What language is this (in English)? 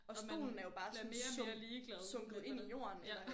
Danish